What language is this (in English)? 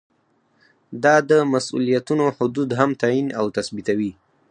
Pashto